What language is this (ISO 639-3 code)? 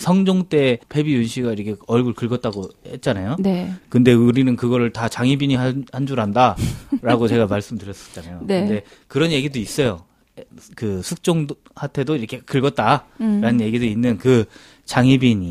kor